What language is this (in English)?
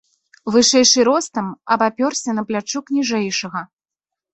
Belarusian